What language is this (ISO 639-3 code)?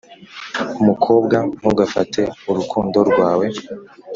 kin